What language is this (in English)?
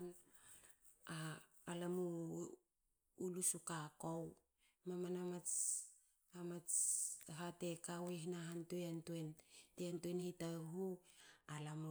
Hakö